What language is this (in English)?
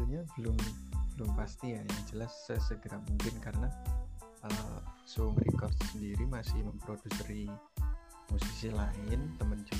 Indonesian